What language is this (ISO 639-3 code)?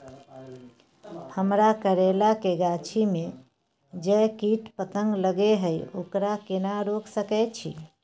mai